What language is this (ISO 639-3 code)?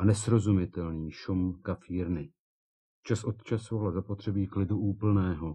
ces